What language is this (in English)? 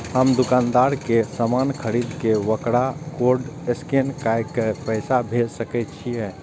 Maithili